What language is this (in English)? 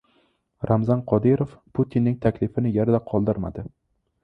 Uzbek